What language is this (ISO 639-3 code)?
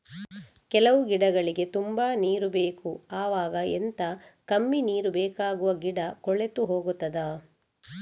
kan